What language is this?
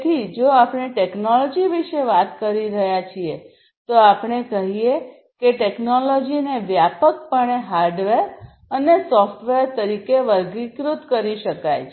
Gujarati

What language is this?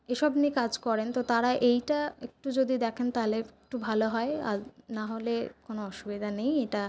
Bangla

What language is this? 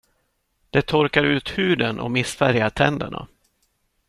Swedish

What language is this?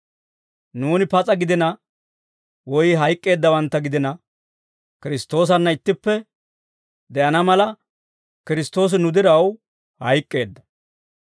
Dawro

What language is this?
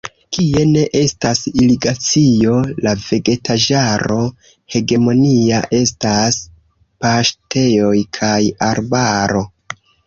Esperanto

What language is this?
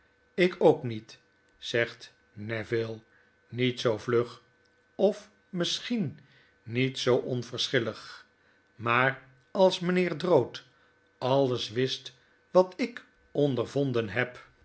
Dutch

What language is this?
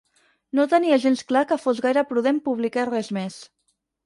Catalan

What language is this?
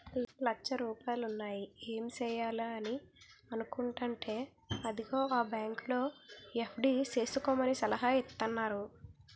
Telugu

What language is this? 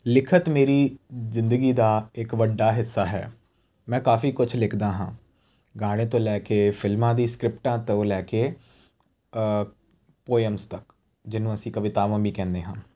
Punjabi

